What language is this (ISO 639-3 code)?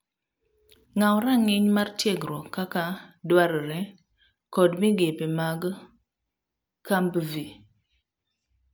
luo